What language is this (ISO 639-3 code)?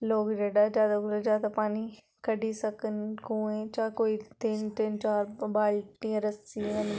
doi